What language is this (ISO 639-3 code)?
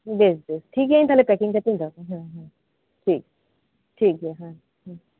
sat